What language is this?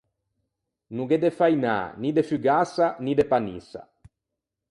Ligurian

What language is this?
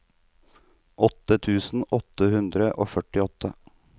Norwegian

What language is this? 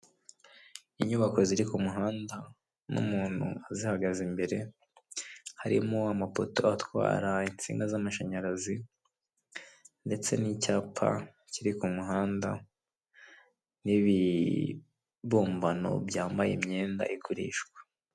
Kinyarwanda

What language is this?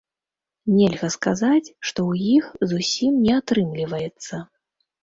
Belarusian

